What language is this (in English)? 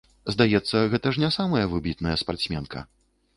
Belarusian